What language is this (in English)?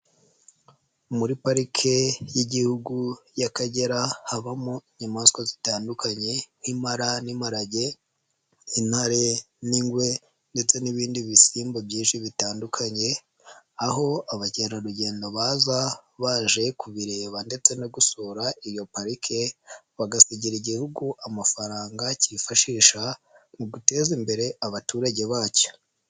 Kinyarwanda